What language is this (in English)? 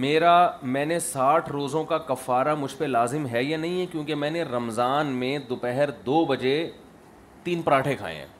Urdu